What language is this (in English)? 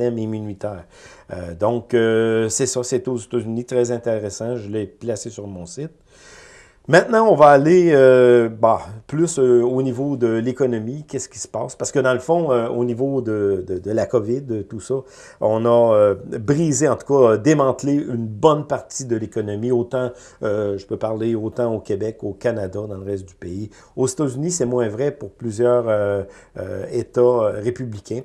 French